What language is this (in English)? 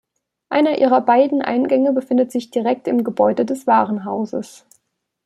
German